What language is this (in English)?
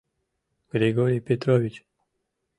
Mari